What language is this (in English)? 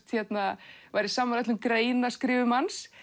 Icelandic